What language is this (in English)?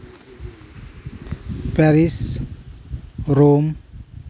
Santali